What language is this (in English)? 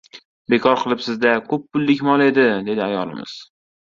Uzbek